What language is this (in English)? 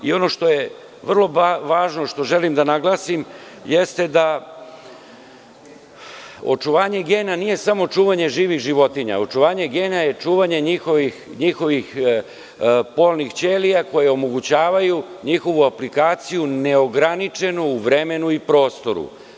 Serbian